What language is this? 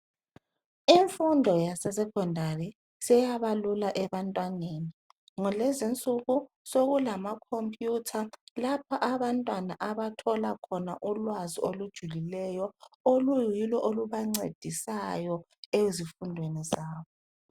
North Ndebele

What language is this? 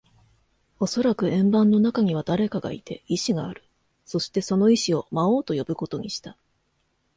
Japanese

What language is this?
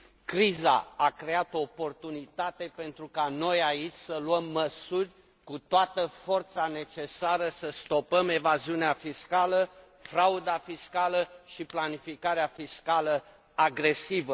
Romanian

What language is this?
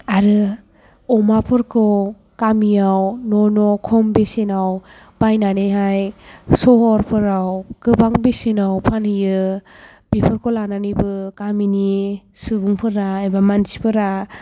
Bodo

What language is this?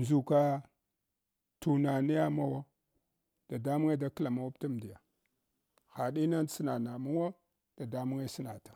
Hwana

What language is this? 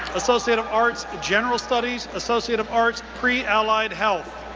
English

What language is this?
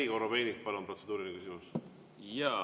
Estonian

